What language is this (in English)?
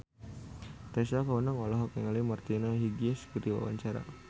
Sundanese